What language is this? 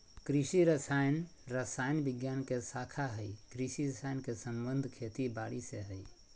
Magahi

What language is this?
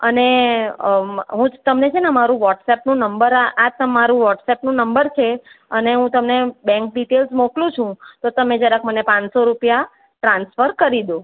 Gujarati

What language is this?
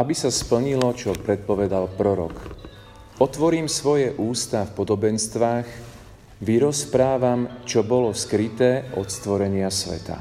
Slovak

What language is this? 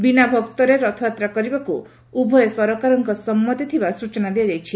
Odia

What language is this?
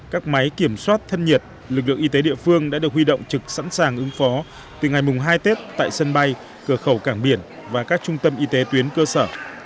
Vietnamese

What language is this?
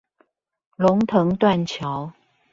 Chinese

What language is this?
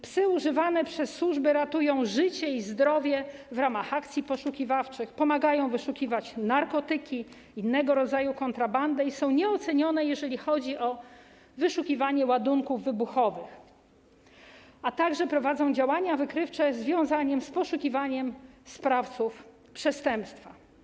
Polish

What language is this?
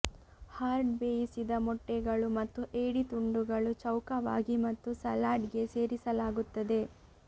Kannada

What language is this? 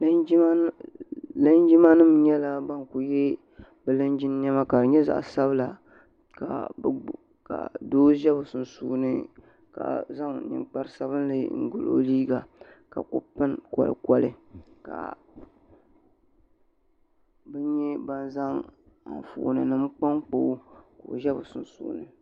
Dagbani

